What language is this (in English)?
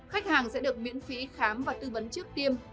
Vietnamese